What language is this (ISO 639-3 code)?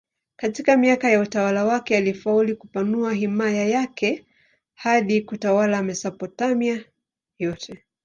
swa